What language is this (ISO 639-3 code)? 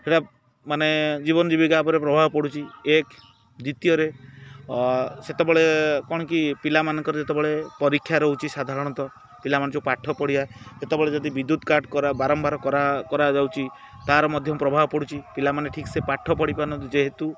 ori